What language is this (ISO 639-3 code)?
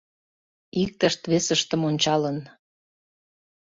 chm